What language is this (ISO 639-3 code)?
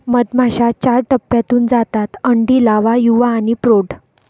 mar